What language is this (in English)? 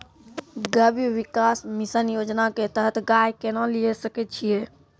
Maithili